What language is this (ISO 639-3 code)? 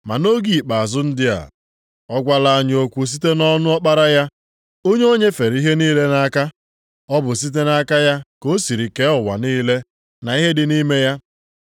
ibo